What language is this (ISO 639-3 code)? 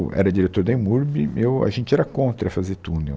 por